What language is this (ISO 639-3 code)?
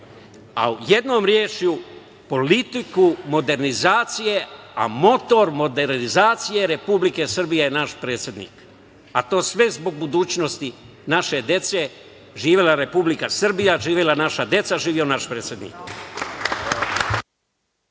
srp